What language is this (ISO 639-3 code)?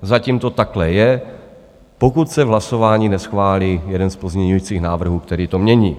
ces